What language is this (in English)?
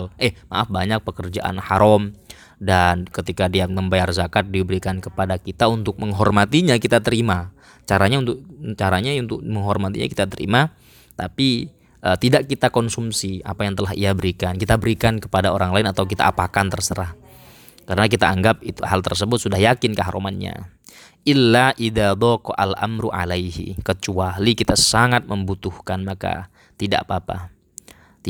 Indonesian